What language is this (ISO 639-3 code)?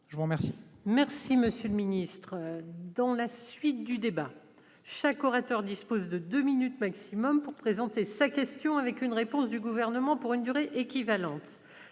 fra